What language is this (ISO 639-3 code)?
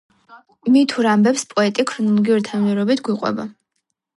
kat